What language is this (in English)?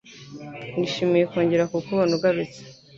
Kinyarwanda